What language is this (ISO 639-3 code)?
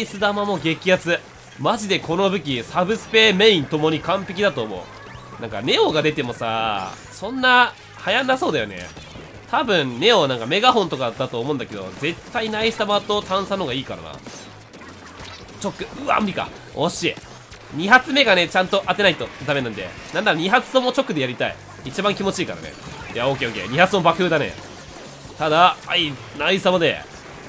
jpn